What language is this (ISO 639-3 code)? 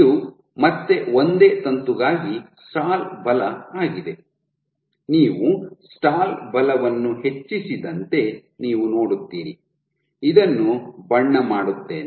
kan